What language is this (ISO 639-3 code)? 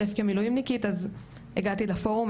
heb